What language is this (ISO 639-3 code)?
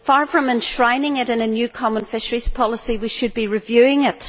eng